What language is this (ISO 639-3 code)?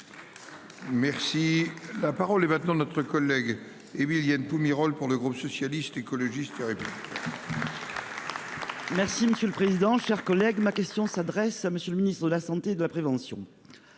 fra